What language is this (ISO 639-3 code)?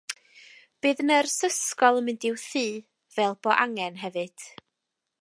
cym